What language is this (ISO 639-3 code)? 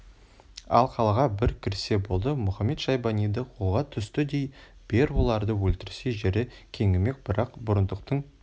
kaz